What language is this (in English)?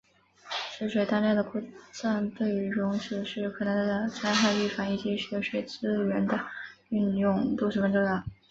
Chinese